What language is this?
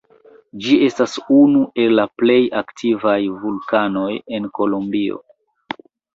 Esperanto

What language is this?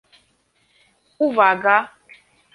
Polish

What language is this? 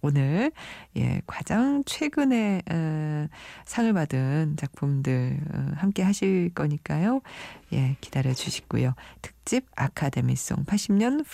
Korean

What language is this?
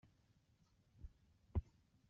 Kabyle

